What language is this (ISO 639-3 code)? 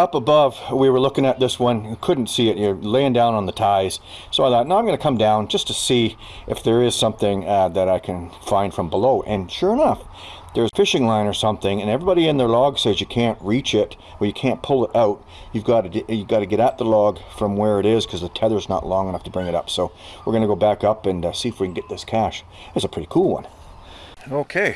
eng